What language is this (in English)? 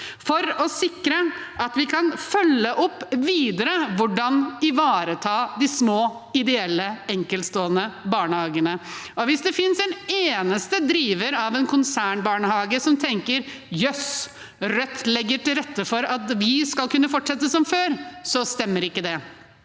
Norwegian